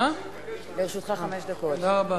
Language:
Hebrew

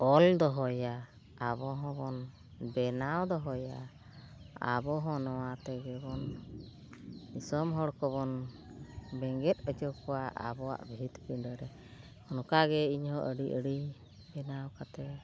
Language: Santali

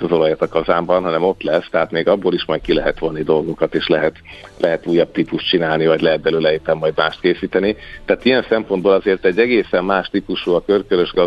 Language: Hungarian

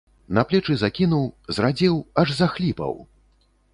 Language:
Belarusian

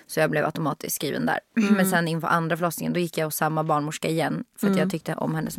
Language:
Swedish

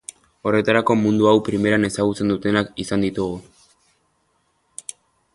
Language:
Basque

